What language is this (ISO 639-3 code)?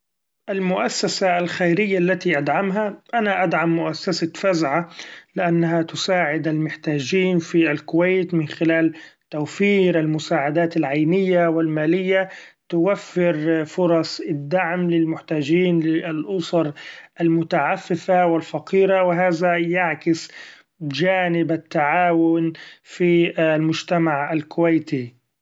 afb